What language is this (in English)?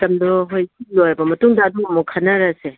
Manipuri